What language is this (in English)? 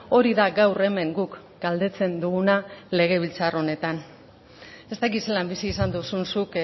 Basque